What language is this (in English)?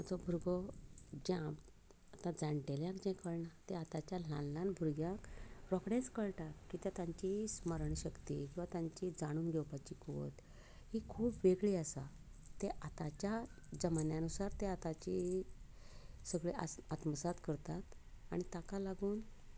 Konkani